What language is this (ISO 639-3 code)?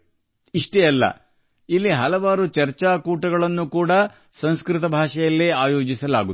kan